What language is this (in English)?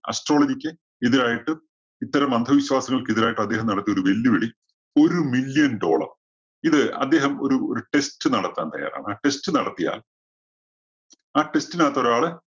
Malayalam